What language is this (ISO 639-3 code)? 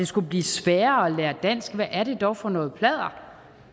dan